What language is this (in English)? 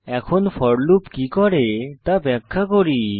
Bangla